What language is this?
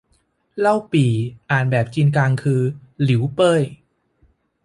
Thai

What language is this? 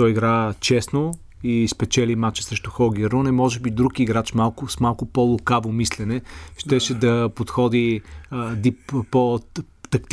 Bulgarian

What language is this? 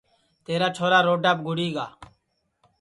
Sansi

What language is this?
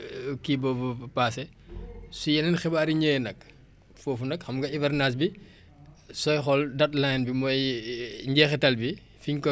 Wolof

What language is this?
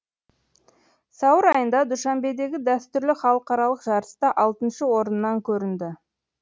Kazakh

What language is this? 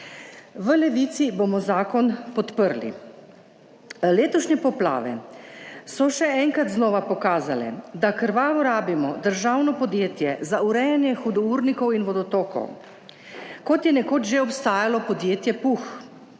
Slovenian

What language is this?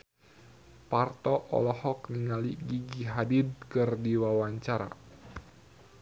Sundanese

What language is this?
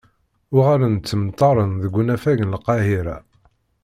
Kabyle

